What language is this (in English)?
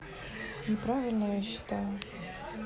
Russian